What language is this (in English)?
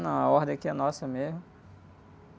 Portuguese